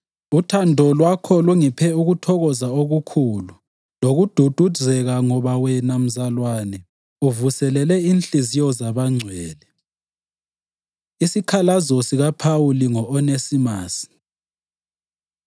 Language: North Ndebele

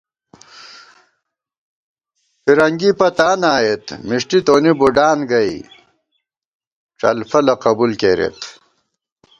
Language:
Gawar-Bati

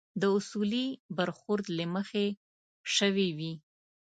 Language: Pashto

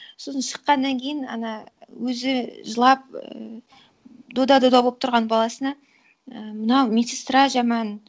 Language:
Kazakh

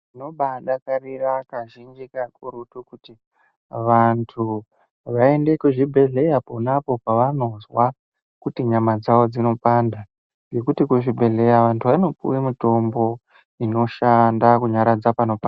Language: Ndau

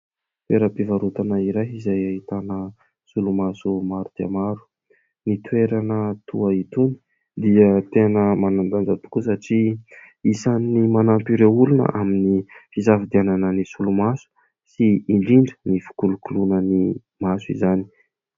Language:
Malagasy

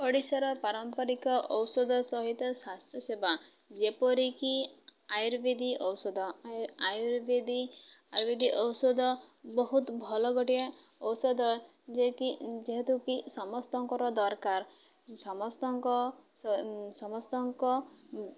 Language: Odia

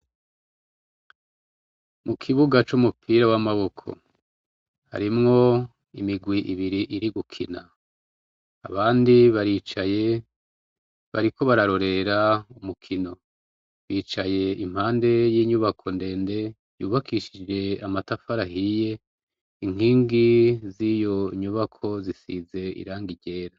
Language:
Rundi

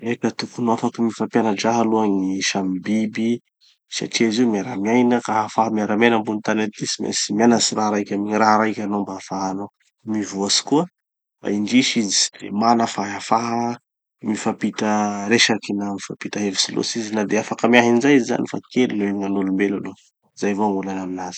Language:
Tanosy Malagasy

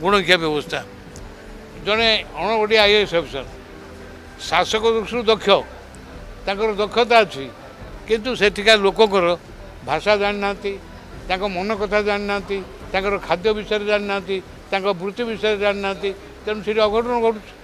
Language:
Korean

